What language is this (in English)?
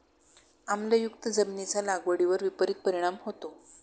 Marathi